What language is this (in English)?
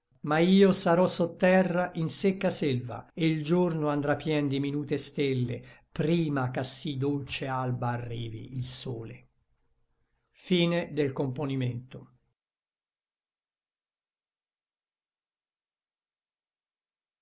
Italian